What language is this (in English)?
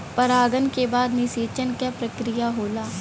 Bhojpuri